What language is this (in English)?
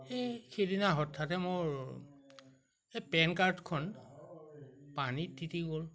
Assamese